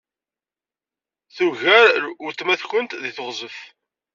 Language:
Kabyle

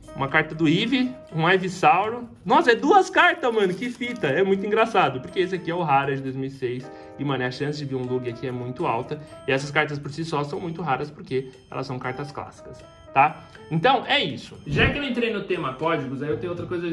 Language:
Portuguese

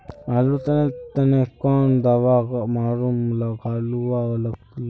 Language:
Magahi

